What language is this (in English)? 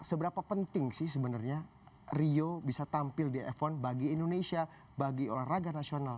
Indonesian